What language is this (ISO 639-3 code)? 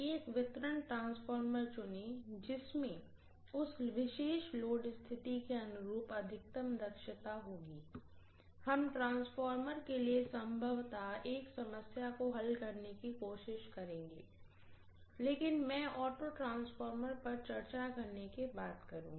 hin